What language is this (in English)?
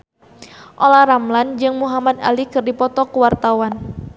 Sundanese